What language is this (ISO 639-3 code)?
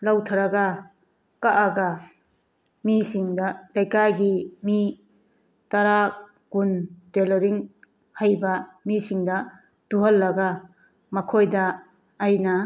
mni